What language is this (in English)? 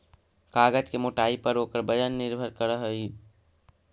Magahi